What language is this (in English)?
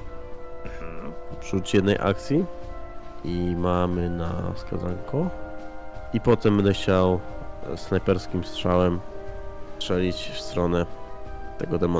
Polish